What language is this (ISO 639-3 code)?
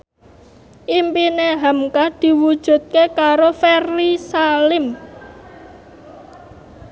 jav